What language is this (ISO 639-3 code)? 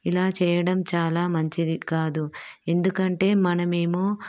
tel